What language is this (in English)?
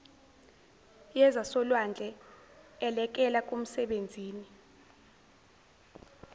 Zulu